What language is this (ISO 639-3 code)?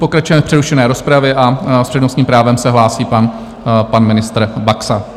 ces